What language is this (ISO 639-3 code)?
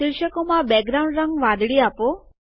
guj